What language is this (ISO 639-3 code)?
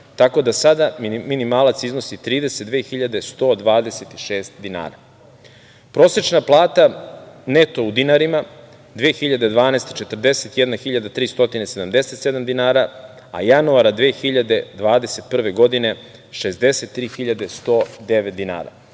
srp